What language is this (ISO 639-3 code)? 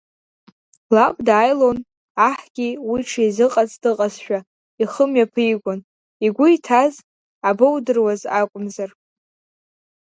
abk